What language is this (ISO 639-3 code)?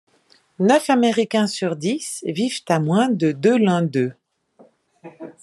fra